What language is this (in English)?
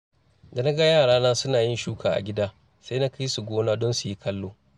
Hausa